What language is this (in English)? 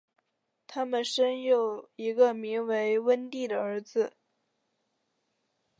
Chinese